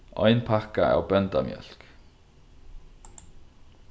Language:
Faroese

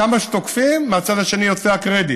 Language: Hebrew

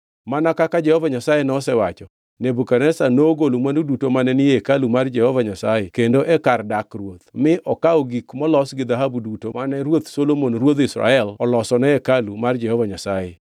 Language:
Luo (Kenya and Tanzania)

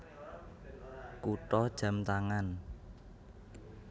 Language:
Javanese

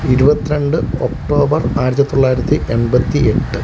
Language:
Malayalam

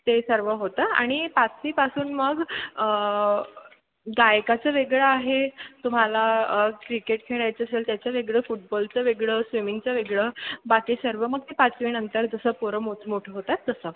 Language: Marathi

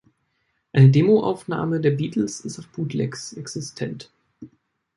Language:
German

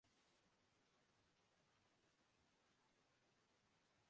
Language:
Urdu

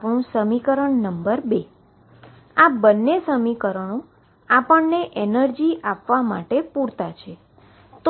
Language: Gujarati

